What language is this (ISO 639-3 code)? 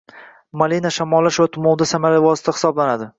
uzb